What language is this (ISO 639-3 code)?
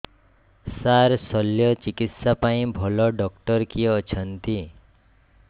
ori